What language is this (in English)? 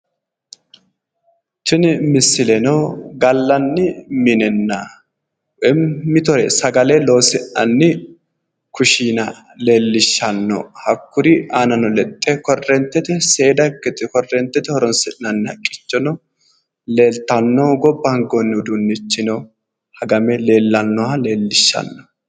Sidamo